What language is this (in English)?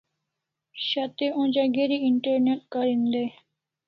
Kalasha